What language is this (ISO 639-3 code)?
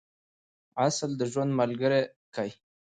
pus